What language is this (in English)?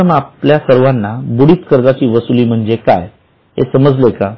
Marathi